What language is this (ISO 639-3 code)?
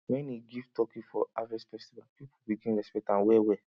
pcm